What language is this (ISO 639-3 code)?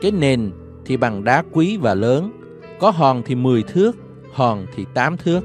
vie